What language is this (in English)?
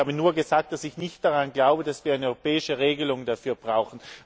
German